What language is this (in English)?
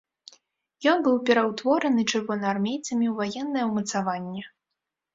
Belarusian